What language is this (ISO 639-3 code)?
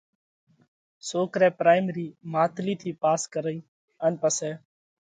kvx